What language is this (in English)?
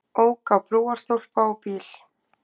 Icelandic